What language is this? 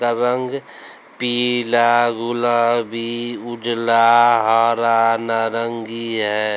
Hindi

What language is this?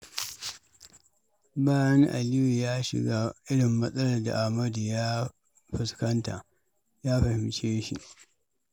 Hausa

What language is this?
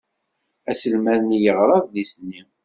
Kabyle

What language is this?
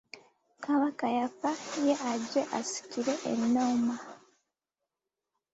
Ganda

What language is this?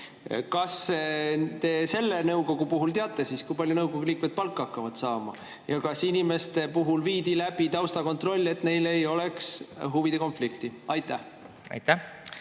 Estonian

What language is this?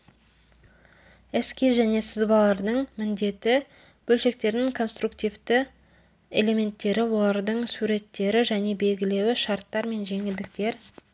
Kazakh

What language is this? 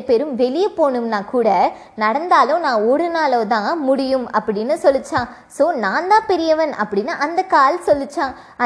Tamil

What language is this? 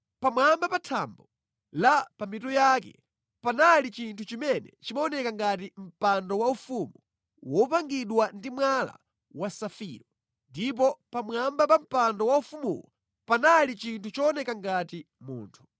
Nyanja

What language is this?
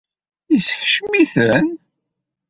Kabyle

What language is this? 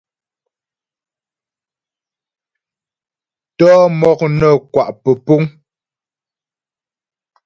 Ghomala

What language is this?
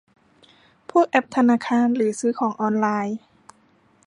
Thai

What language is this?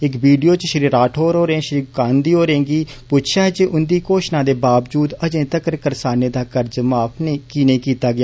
Dogri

